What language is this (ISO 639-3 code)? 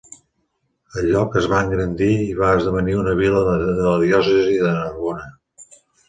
cat